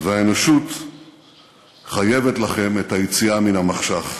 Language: Hebrew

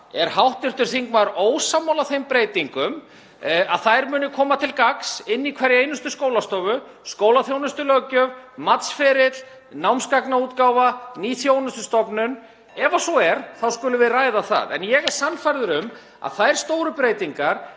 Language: Icelandic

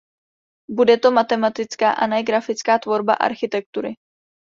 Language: Czech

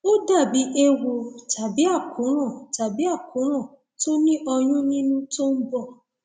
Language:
Yoruba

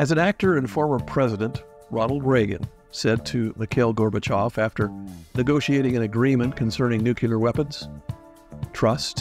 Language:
English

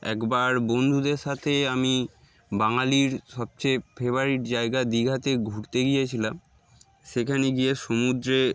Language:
Bangla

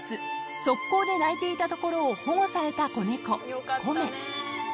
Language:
Japanese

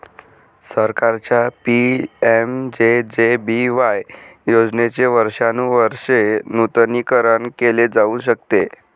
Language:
Marathi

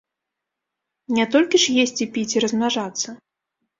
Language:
Belarusian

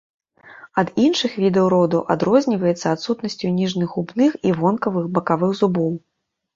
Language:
Belarusian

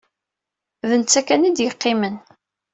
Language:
Kabyle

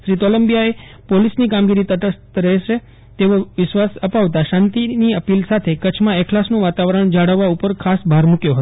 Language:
Gujarati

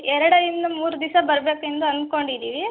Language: Kannada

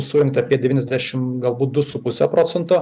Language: Lithuanian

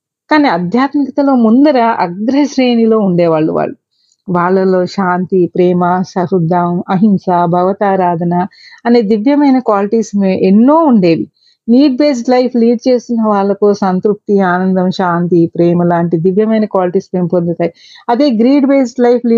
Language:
Telugu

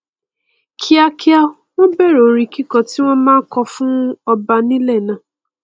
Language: Yoruba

